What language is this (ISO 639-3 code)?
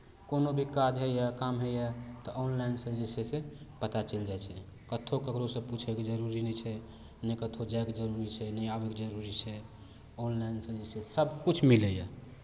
mai